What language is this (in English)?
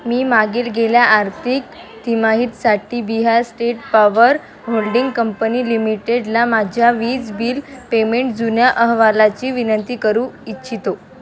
Marathi